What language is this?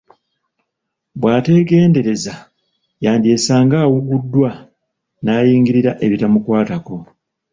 Ganda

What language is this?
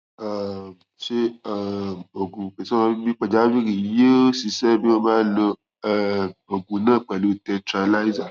Yoruba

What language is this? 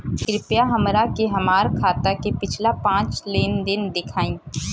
Bhojpuri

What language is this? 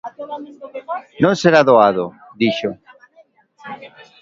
Galician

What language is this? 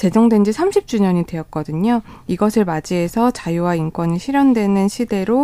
Korean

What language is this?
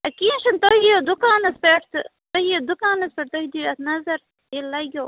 Kashmiri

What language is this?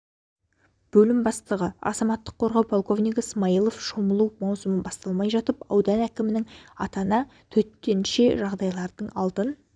Kazakh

